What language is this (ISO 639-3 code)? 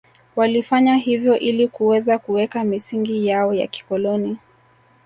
swa